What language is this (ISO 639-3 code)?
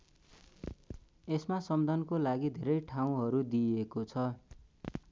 nep